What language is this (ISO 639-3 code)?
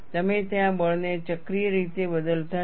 guj